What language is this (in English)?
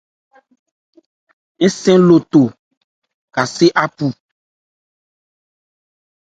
Ebrié